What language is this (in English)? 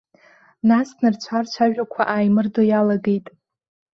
Abkhazian